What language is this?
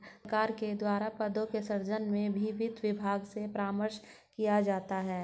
Hindi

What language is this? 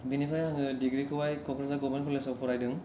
Bodo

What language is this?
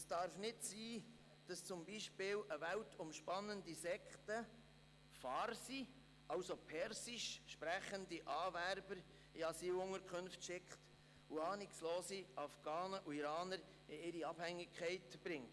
Swiss German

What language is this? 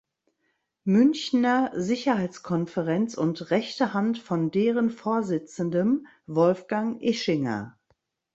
German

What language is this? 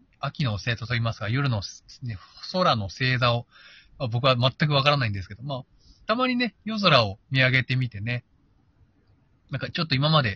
Japanese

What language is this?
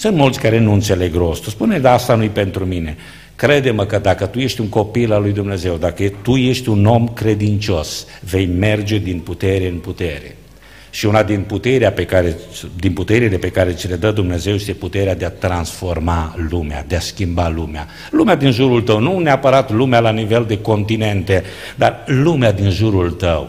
Romanian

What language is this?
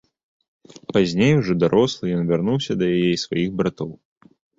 Belarusian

